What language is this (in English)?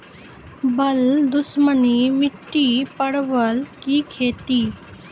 Maithili